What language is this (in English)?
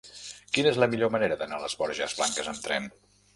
Catalan